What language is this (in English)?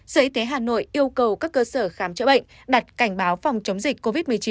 Vietnamese